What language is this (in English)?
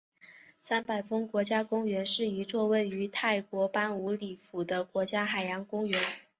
Chinese